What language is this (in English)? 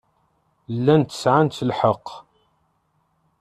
Kabyle